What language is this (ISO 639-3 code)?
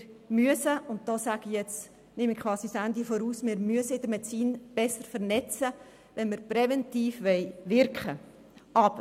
gsw